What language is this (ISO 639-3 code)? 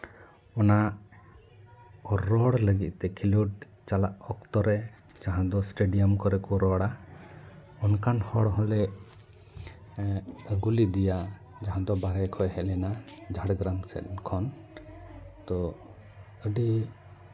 sat